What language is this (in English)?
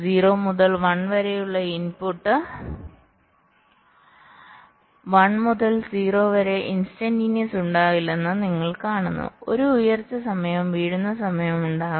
Malayalam